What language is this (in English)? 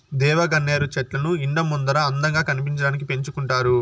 Telugu